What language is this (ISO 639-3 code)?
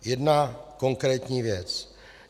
ces